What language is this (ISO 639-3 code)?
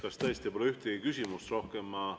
est